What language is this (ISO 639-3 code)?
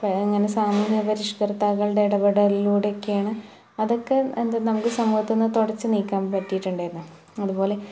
mal